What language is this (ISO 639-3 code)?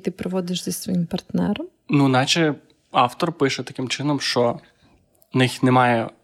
ukr